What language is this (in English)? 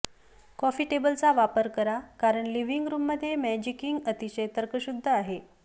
Marathi